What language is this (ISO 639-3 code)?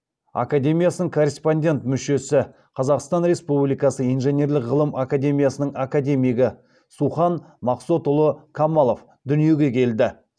kaz